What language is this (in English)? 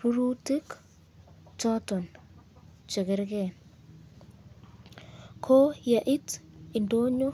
Kalenjin